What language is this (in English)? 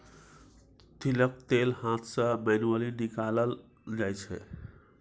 Maithili